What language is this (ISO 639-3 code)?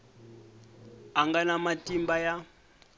tso